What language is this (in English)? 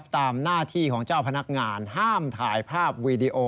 Thai